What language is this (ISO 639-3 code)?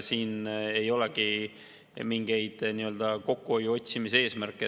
est